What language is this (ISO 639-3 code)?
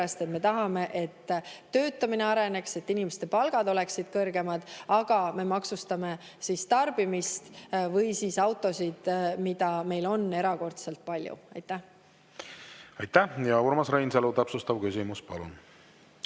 est